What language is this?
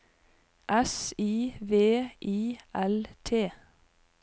Norwegian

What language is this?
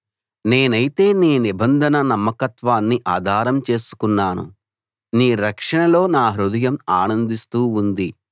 Telugu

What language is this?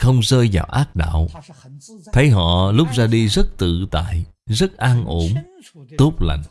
Vietnamese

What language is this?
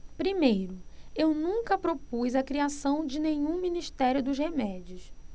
Portuguese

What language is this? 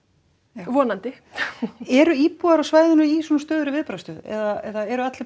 Icelandic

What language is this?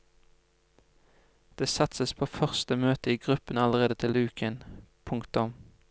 Norwegian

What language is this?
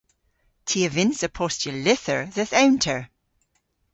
Cornish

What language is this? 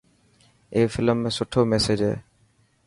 Dhatki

